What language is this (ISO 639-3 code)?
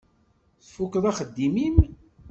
kab